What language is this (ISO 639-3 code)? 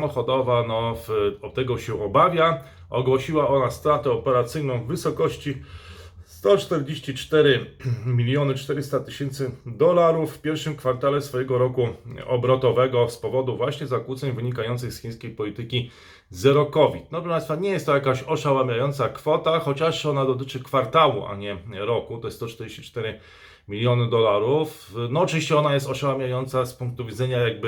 pol